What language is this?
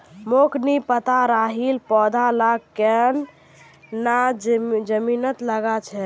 Magahi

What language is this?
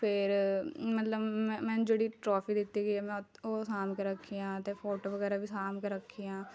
Punjabi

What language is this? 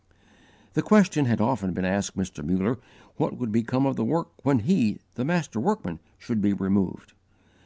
English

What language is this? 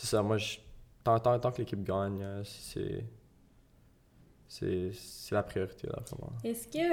French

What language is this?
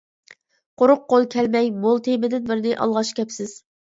Uyghur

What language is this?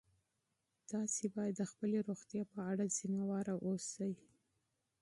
Pashto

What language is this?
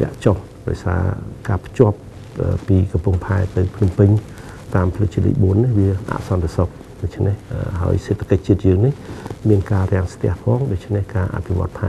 Thai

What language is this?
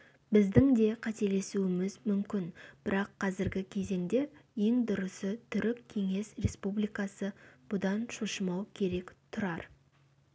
Kazakh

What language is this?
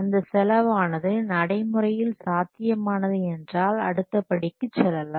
Tamil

